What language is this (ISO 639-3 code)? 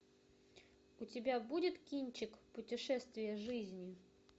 rus